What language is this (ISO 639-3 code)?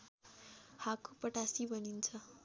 nep